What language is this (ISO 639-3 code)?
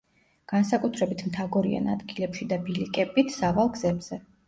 kat